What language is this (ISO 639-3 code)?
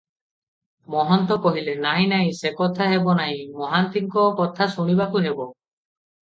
ori